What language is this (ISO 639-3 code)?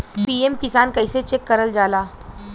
bho